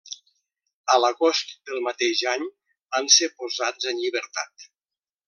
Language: Catalan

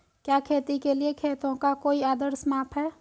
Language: Hindi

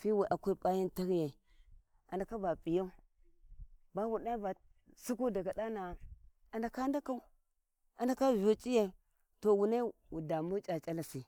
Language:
Warji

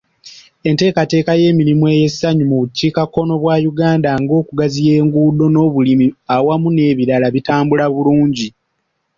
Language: Ganda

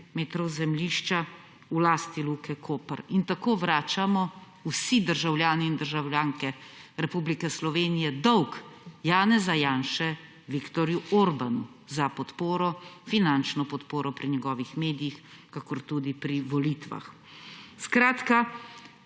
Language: Slovenian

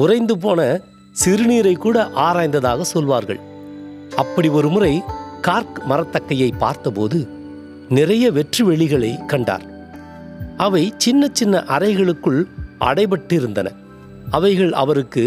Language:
Tamil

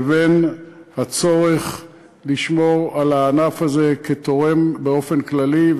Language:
Hebrew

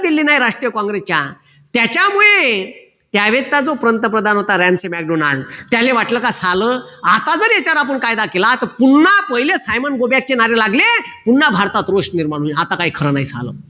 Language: Marathi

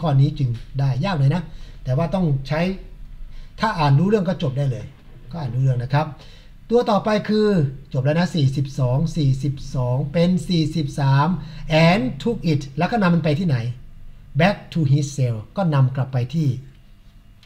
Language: Thai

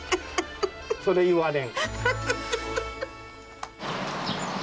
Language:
Japanese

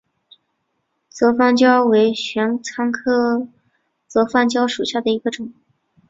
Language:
Chinese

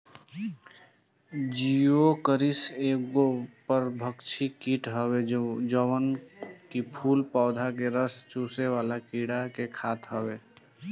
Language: Bhojpuri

